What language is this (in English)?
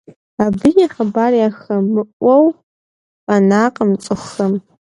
Kabardian